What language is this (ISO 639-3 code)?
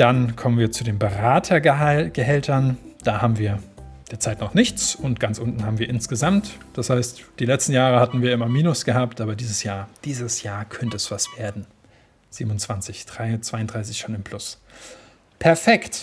deu